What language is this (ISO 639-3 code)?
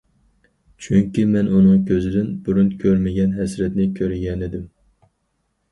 uig